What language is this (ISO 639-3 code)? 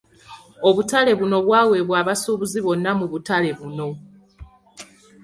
lug